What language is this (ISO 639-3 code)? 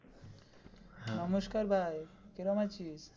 ben